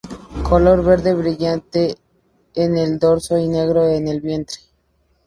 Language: Spanish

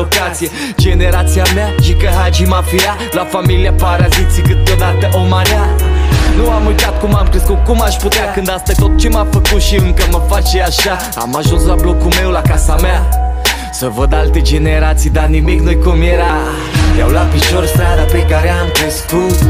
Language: Romanian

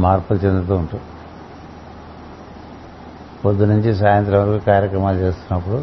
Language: Telugu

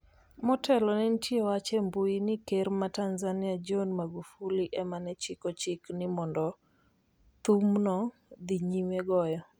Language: Luo (Kenya and Tanzania)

